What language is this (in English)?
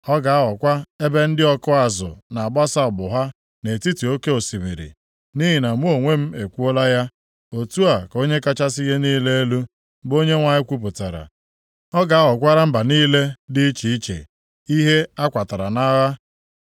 Igbo